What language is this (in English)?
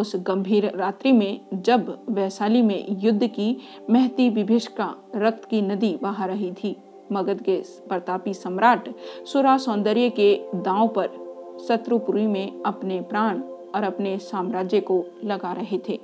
Hindi